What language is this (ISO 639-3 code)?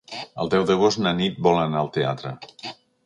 cat